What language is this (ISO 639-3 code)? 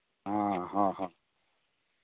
sat